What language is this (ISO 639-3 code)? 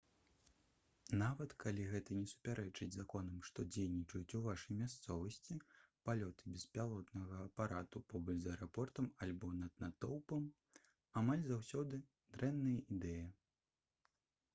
bel